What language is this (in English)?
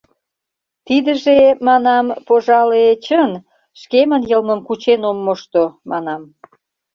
Mari